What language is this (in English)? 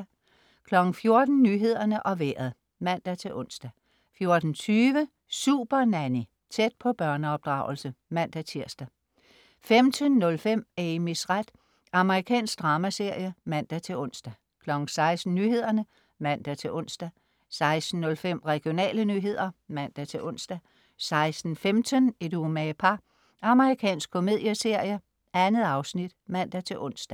Danish